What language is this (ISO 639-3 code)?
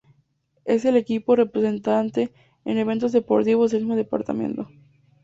spa